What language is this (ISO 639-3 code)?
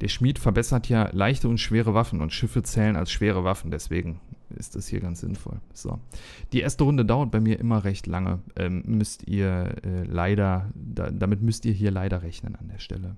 deu